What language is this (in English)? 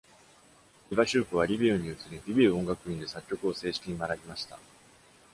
Japanese